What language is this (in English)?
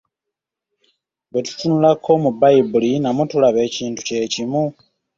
Ganda